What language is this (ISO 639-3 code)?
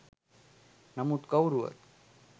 sin